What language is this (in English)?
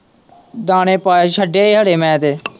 Punjabi